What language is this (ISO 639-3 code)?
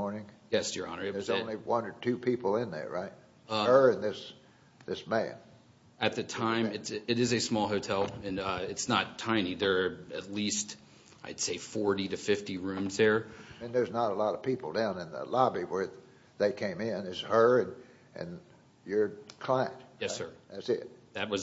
eng